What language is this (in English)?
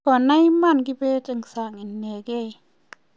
Kalenjin